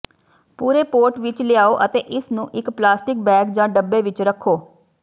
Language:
Punjabi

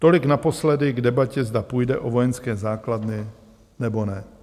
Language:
Czech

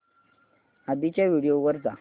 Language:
Marathi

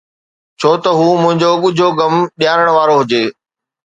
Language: Sindhi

